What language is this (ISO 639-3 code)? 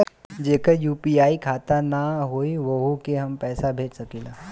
bho